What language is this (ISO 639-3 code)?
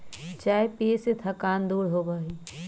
mag